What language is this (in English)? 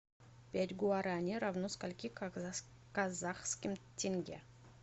Russian